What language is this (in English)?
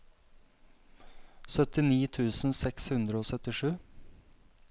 Norwegian